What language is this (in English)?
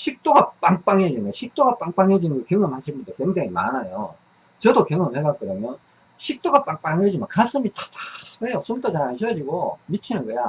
Korean